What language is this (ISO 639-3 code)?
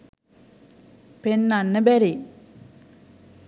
sin